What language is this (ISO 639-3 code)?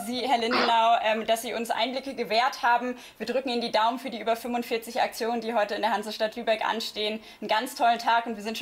deu